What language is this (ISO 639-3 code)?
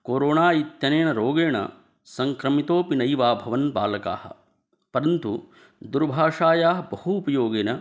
san